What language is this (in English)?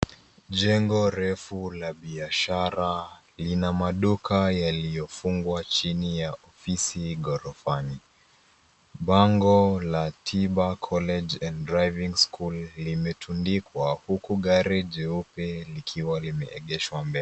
Swahili